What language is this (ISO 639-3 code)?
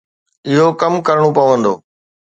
snd